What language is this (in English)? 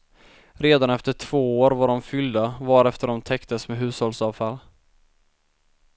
Swedish